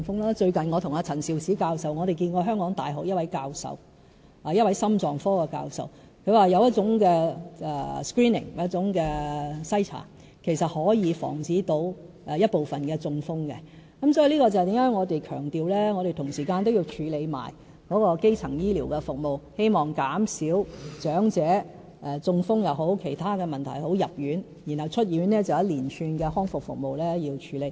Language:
Cantonese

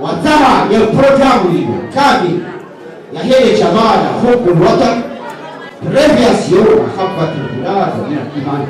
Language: Arabic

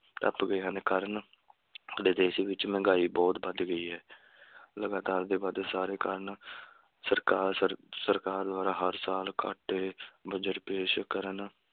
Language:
Punjabi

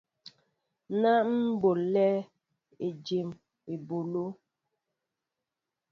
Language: Mbo (Cameroon)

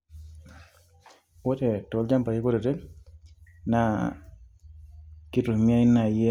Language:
Masai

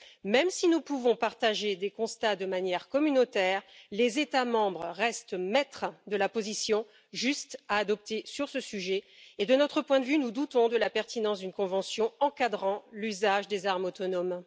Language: French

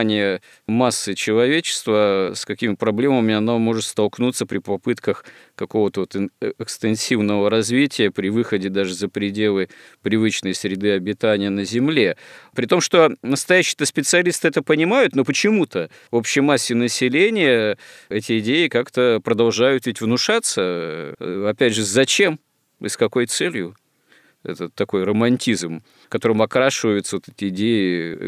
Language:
Russian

